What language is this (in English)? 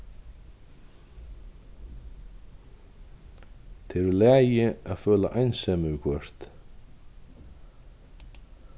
Faroese